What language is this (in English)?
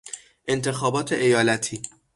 Persian